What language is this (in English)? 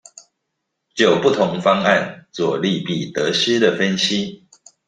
Chinese